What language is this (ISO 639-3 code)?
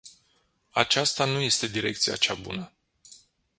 ron